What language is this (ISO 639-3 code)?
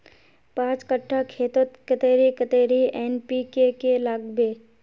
mag